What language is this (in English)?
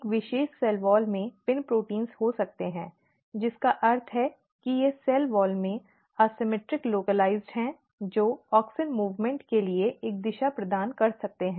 Hindi